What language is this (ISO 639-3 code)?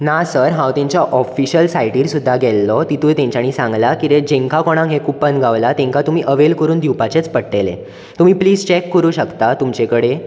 kok